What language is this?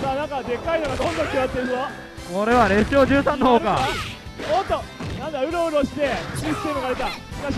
Japanese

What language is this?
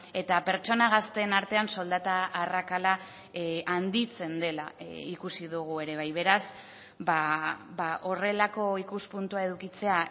Basque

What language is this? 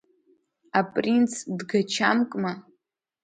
Abkhazian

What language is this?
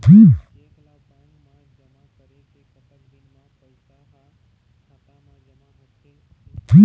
Chhattisgarhi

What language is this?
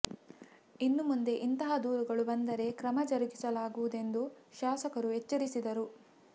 Kannada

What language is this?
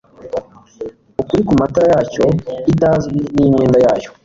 Kinyarwanda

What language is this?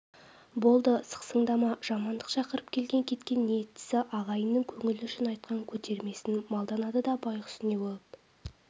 Kazakh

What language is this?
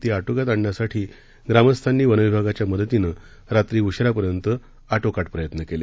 Marathi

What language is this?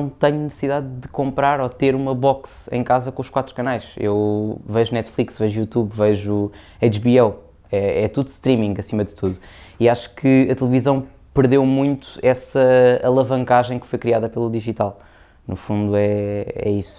Portuguese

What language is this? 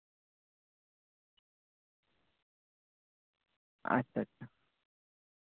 Santali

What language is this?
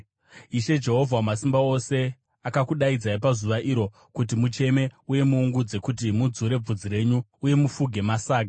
Shona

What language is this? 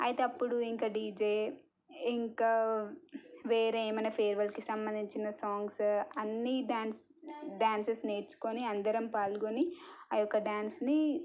Telugu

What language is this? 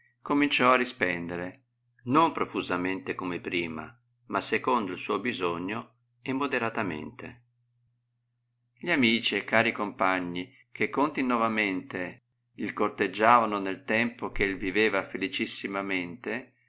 Italian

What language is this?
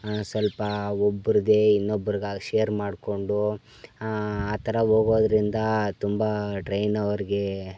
Kannada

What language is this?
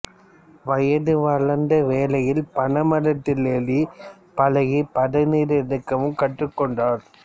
Tamil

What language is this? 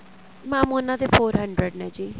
Punjabi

